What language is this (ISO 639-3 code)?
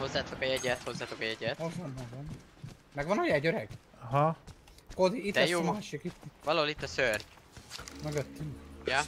hun